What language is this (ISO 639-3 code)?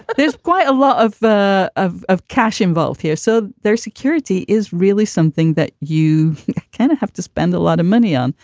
eng